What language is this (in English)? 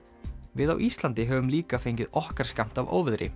Icelandic